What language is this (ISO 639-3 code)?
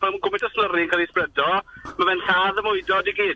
cym